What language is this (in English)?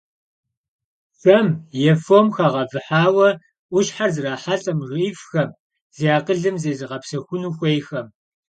Kabardian